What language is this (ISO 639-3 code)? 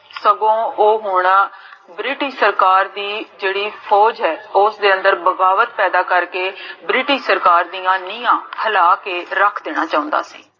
pan